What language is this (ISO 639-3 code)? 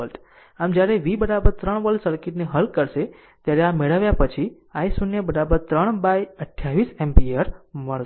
guj